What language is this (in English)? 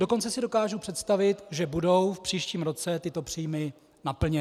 Czech